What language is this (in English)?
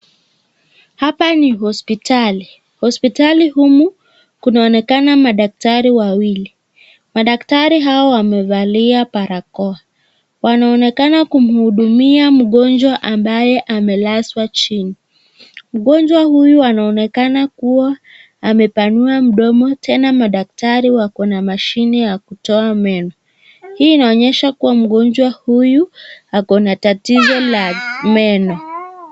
Swahili